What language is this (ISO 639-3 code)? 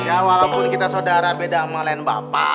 ind